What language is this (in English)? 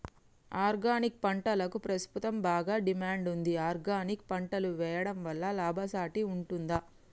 Telugu